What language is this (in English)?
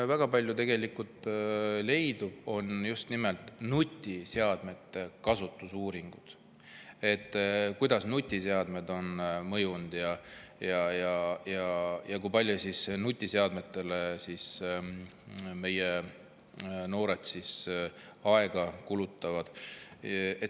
Estonian